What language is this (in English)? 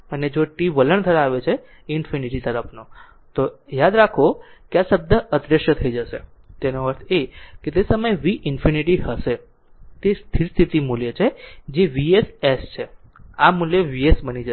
Gujarati